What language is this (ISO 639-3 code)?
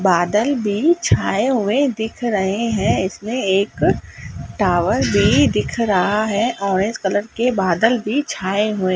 hin